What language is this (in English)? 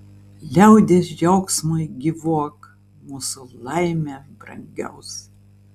Lithuanian